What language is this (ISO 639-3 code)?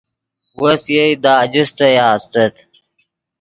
ydg